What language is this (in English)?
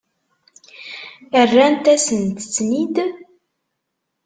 Kabyle